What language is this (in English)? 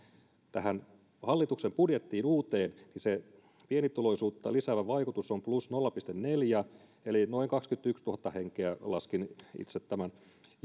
Finnish